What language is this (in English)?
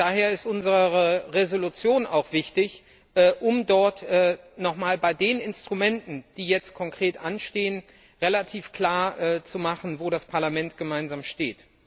German